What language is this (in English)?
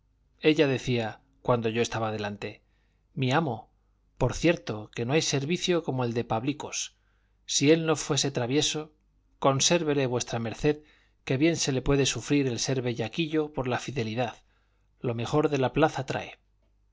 Spanish